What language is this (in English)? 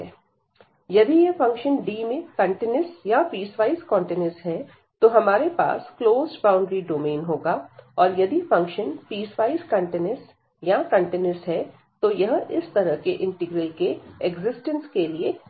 Hindi